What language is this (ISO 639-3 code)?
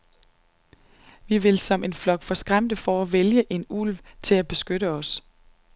dan